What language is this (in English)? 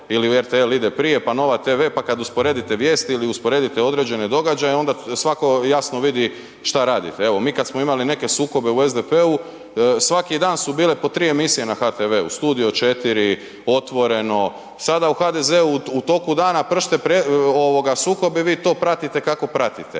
Croatian